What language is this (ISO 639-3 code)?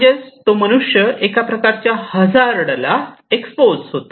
mar